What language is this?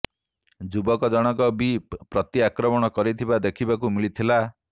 Odia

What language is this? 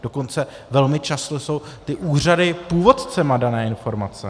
Czech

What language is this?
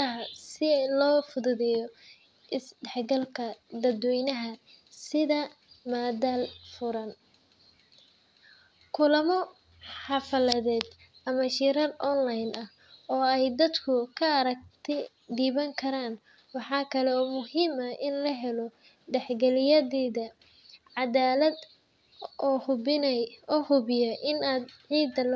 Somali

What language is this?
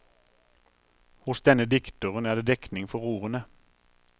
Norwegian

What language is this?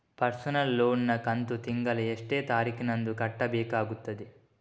Kannada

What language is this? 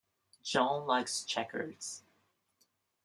English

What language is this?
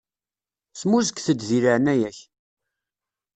Kabyle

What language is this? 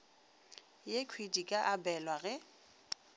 Northern Sotho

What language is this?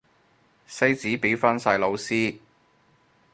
Cantonese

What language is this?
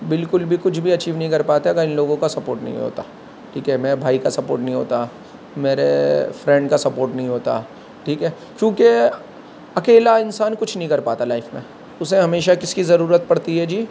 Urdu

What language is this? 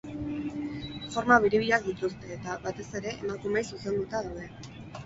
Basque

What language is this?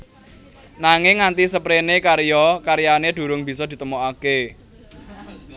Javanese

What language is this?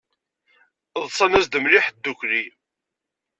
Kabyle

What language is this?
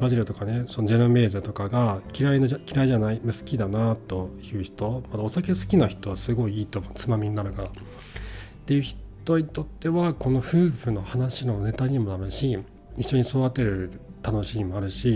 Japanese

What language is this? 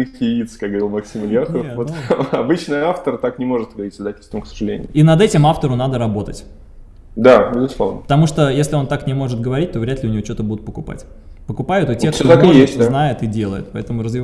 Russian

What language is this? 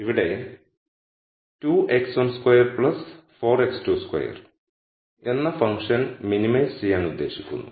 Malayalam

